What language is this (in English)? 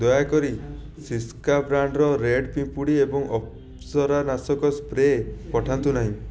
Odia